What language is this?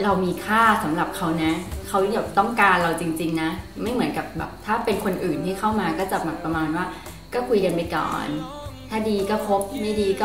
Thai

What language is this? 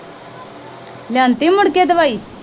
Punjabi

